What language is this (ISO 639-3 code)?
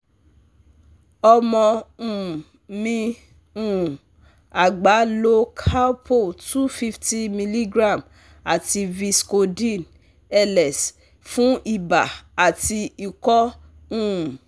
yor